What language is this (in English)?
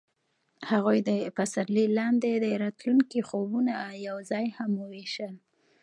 Pashto